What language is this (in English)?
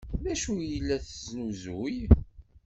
Kabyle